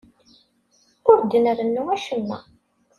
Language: Kabyle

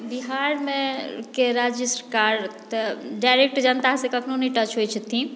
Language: Maithili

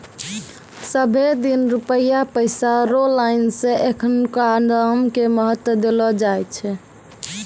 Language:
Maithili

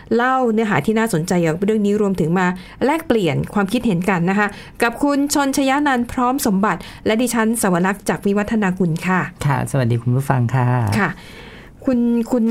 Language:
Thai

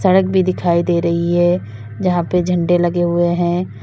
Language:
Hindi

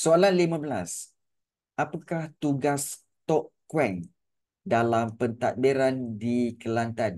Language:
Malay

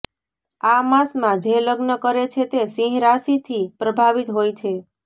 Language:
Gujarati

